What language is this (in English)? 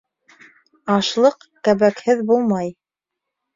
Bashkir